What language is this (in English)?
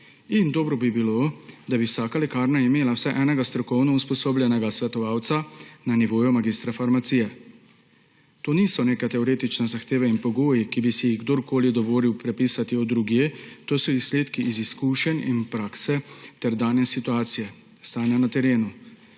Slovenian